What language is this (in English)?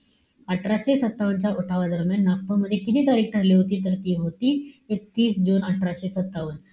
Marathi